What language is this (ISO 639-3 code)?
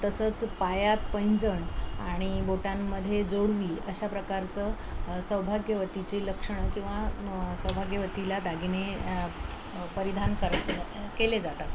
mar